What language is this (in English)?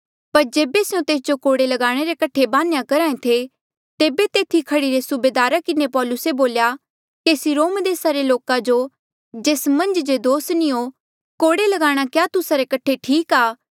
Mandeali